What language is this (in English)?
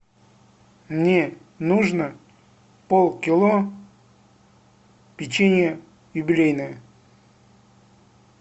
Russian